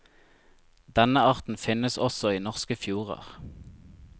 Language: Norwegian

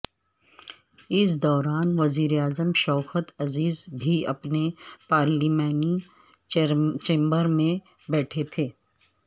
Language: Urdu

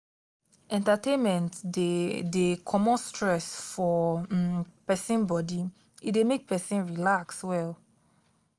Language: Nigerian Pidgin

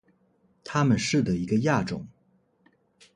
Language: Chinese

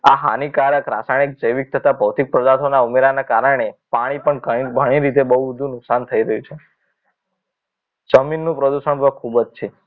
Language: Gujarati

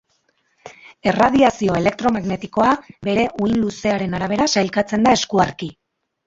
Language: Basque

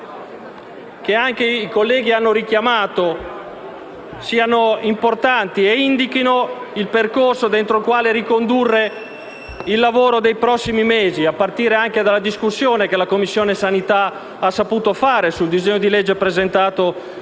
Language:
Italian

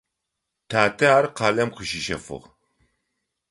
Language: Adyghe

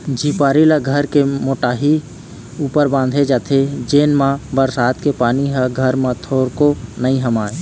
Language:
Chhattisgarhi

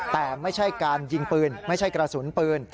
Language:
Thai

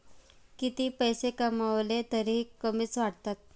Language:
Marathi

